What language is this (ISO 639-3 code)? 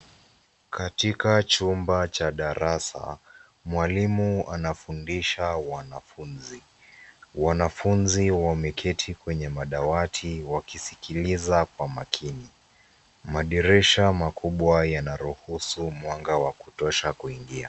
swa